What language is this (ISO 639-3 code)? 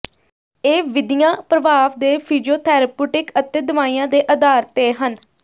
pan